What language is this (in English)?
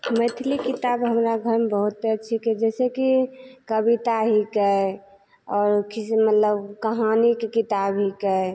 Maithili